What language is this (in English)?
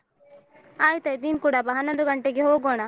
Kannada